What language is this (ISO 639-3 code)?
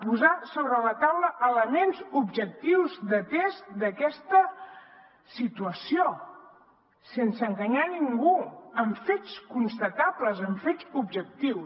cat